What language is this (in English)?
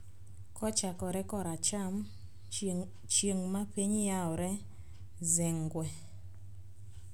Luo (Kenya and Tanzania)